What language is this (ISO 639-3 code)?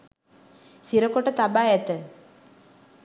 sin